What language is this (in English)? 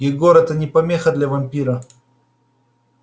Russian